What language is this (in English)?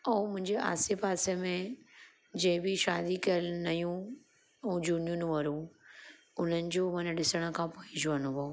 Sindhi